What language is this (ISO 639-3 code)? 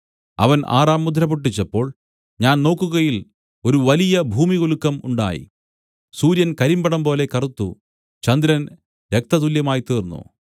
mal